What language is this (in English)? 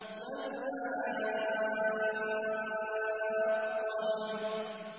Arabic